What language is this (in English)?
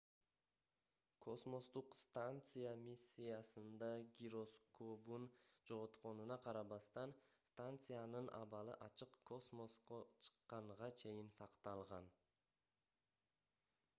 Kyrgyz